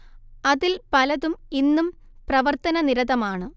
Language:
Malayalam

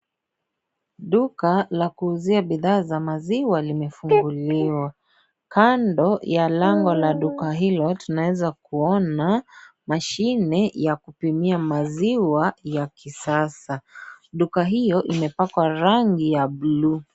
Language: Swahili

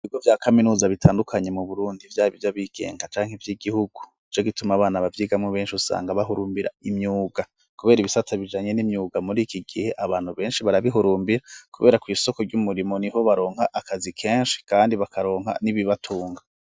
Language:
Rundi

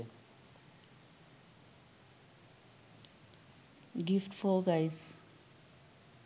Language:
Sinhala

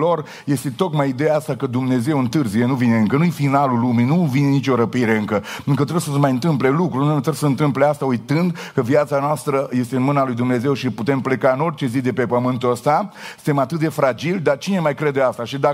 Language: Romanian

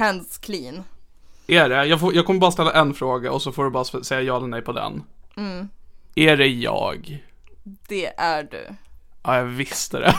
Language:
Swedish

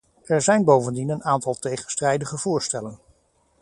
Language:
Dutch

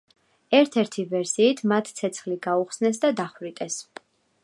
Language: Georgian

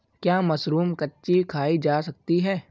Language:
Hindi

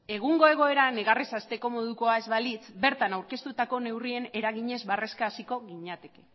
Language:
Basque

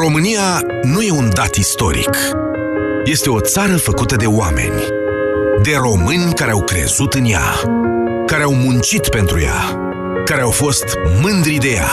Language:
Romanian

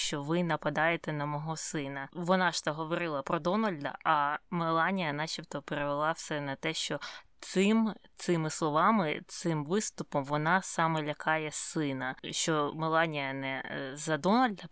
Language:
Ukrainian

